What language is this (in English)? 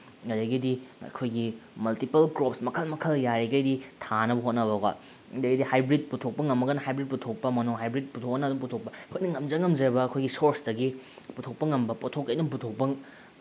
Manipuri